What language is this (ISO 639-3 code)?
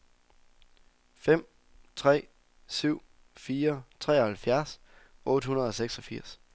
dan